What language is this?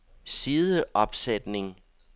Danish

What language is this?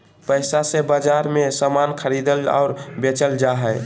Magahi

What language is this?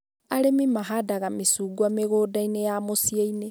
Kikuyu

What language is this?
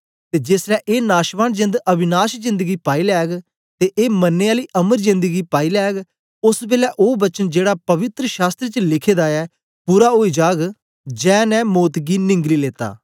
Dogri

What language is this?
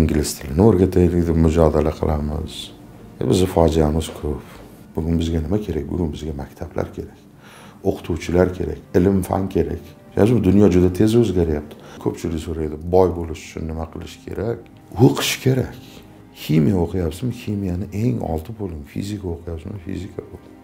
Turkish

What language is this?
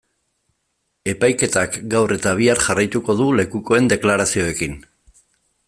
Basque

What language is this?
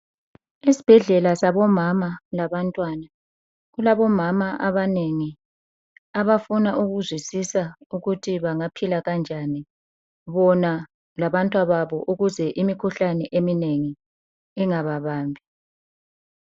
North Ndebele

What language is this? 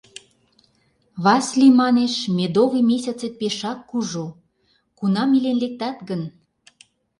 Mari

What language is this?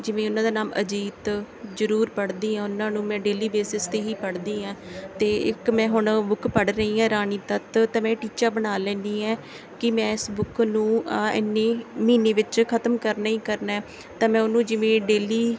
Punjabi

